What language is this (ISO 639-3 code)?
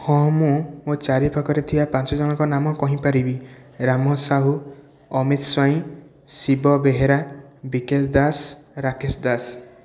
ori